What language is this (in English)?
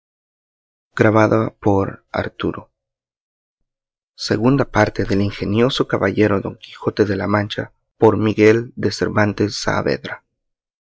Spanish